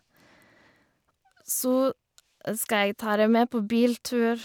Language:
Norwegian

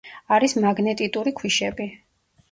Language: Georgian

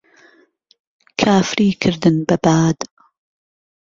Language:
Central Kurdish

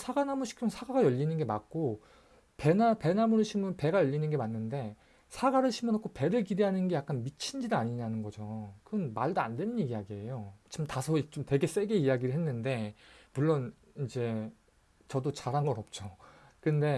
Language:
Korean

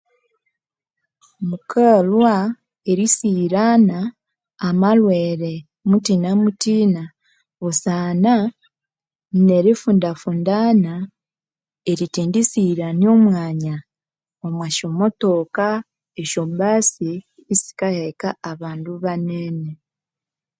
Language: Konzo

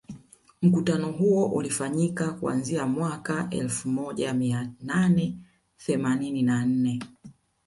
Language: Swahili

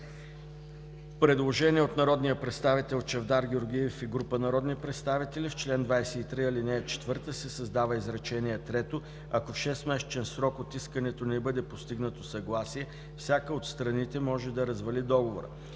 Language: Bulgarian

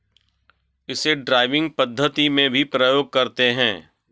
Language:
Hindi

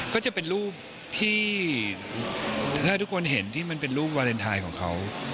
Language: Thai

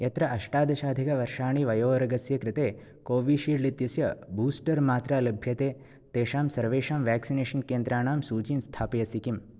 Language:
Sanskrit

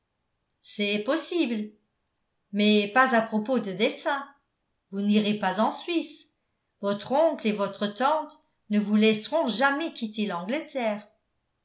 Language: French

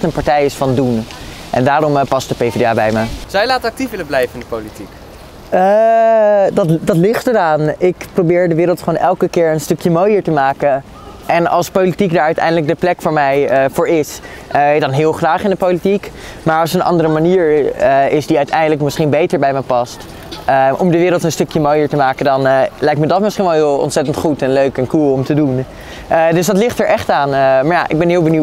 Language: Dutch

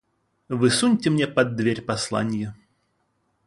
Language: Russian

